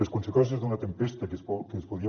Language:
Catalan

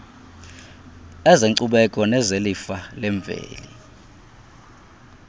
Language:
Xhosa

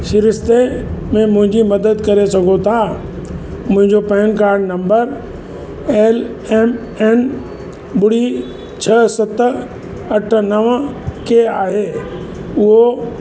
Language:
Sindhi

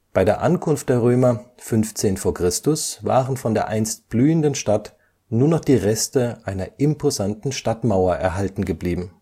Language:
German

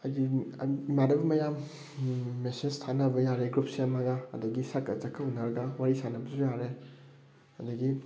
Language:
Manipuri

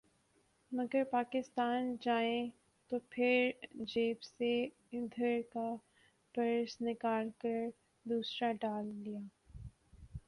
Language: Urdu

